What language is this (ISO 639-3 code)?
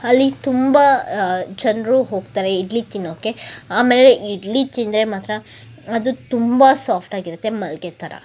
kan